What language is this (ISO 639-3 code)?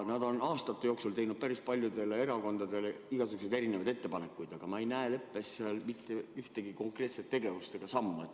est